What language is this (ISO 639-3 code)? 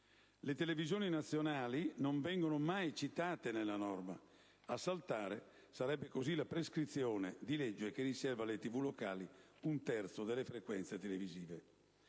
ita